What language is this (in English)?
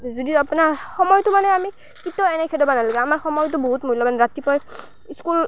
Assamese